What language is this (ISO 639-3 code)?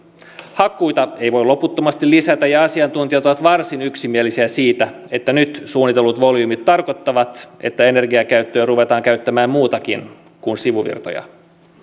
fin